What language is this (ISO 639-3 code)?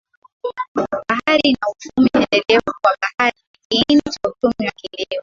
swa